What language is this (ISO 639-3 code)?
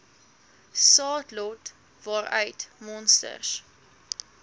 afr